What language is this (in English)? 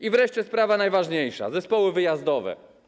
Polish